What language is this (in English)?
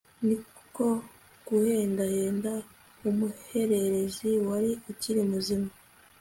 Kinyarwanda